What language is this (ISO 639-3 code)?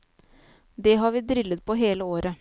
nor